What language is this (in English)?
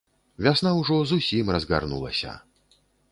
Belarusian